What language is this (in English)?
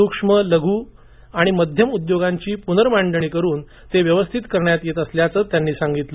Marathi